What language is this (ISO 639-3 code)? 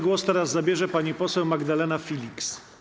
pol